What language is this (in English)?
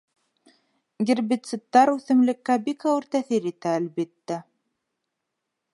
Bashkir